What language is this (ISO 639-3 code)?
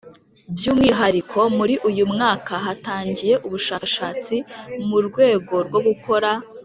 kin